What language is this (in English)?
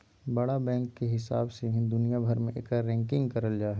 Magahi